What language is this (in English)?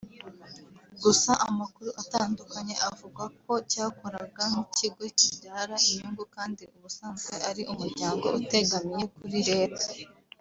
Kinyarwanda